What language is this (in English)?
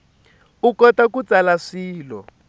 Tsonga